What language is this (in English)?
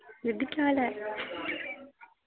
Dogri